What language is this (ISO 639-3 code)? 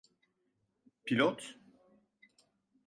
tur